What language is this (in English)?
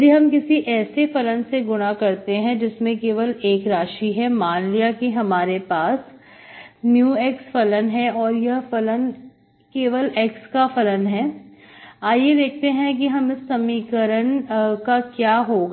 Hindi